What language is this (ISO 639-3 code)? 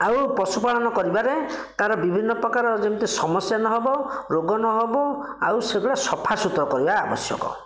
ori